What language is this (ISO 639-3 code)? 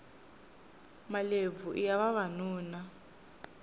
tso